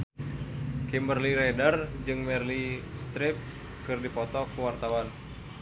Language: Sundanese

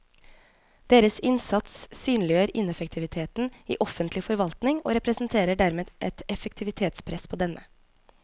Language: Norwegian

